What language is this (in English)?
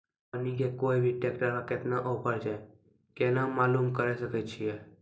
Maithili